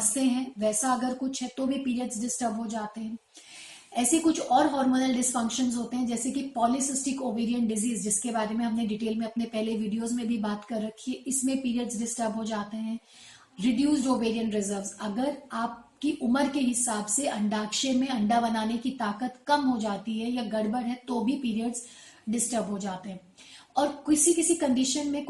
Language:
Hindi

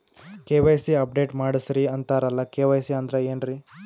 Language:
Kannada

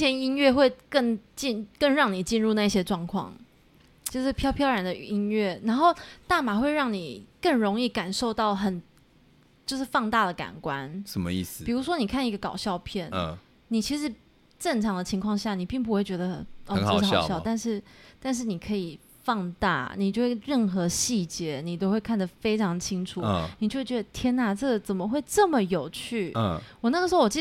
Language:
Chinese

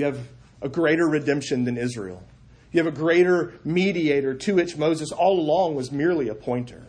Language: English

